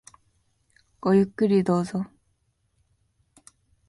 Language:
Japanese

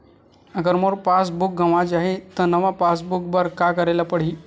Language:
Chhattisgarhi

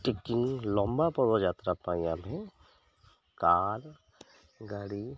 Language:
Odia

